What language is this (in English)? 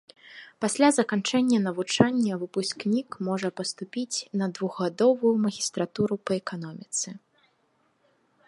Belarusian